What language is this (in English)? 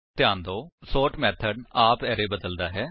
Punjabi